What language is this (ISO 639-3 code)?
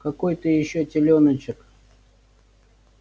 rus